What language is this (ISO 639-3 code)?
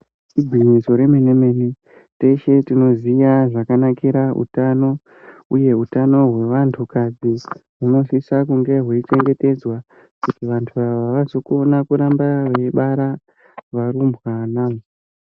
ndc